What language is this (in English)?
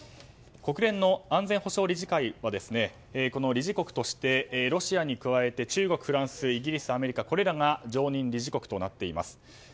Japanese